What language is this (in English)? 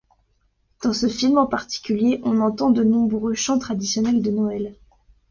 French